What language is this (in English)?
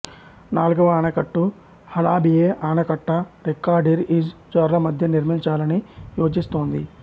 Telugu